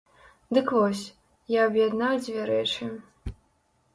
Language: Belarusian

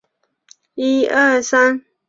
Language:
Chinese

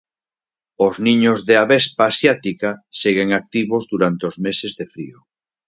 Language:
Galician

